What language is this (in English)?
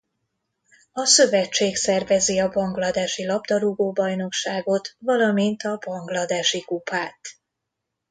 Hungarian